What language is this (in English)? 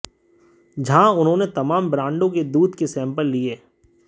Hindi